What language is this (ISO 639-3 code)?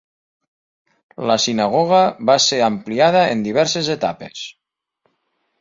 cat